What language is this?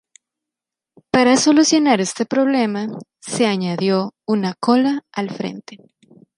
Spanish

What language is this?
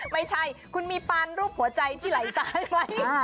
Thai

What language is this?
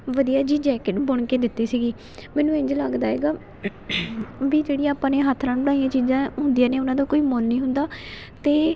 Punjabi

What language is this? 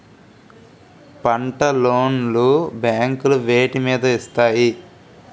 Telugu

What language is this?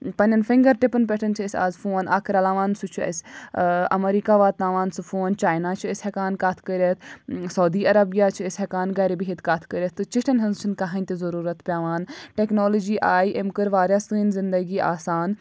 Kashmiri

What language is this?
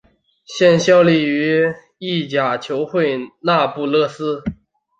Chinese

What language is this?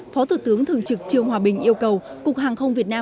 Vietnamese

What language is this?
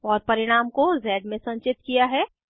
Hindi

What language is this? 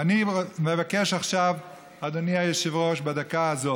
Hebrew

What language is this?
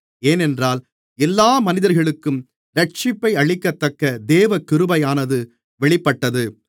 Tamil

